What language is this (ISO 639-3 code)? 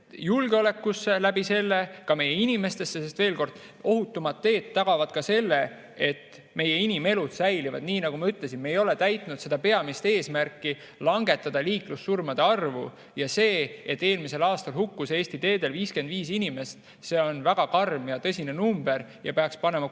est